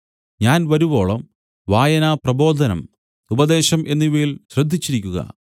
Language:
Malayalam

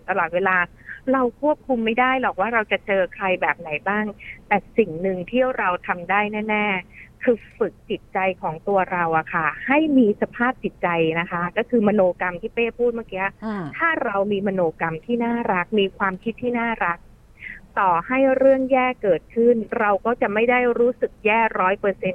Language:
Thai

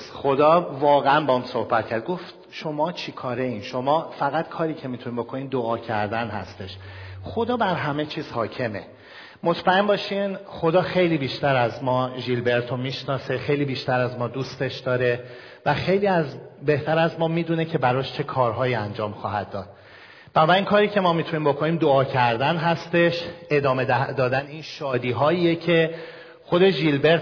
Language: Persian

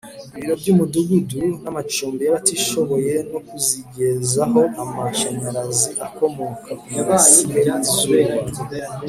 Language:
Kinyarwanda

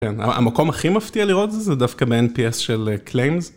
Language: Hebrew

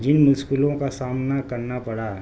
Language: Urdu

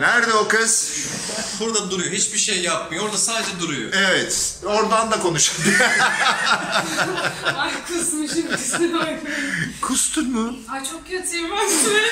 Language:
Turkish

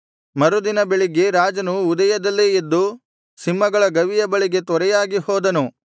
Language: Kannada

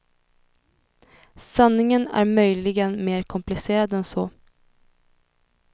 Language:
Swedish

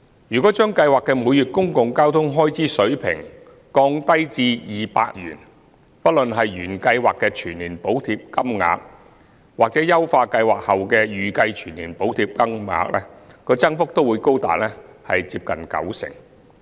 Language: Cantonese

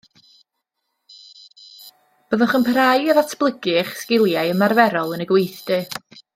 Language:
Welsh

